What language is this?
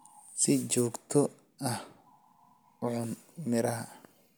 Somali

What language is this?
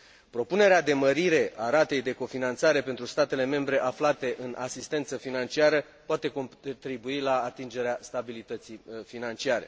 Romanian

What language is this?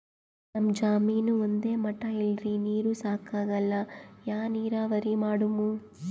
Kannada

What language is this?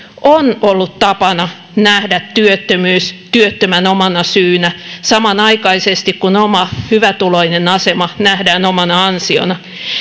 Finnish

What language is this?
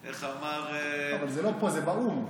Hebrew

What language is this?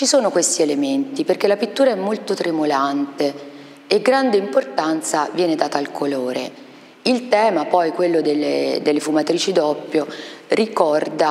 Italian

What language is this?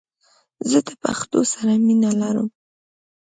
Pashto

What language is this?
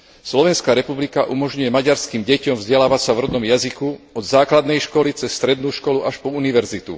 Slovak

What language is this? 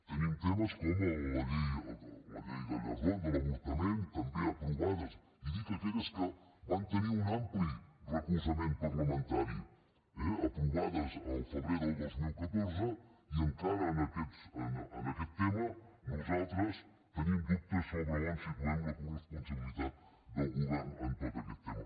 Catalan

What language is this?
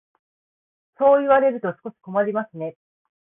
Japanese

